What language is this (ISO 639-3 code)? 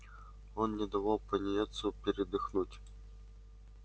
rus